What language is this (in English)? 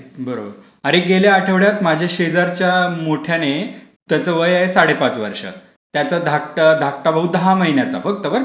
Marathi